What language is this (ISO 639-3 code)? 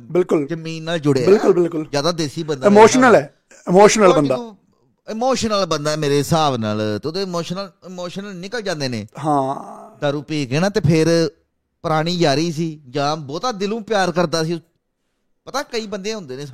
pan